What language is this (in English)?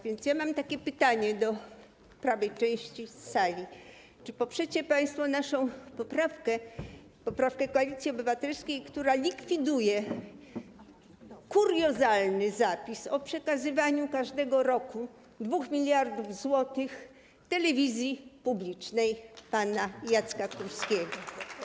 Polish